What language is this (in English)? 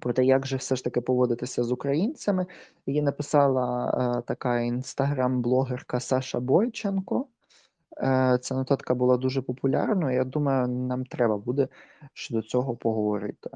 Ukrainian